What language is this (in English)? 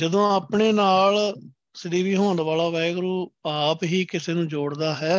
Punjabi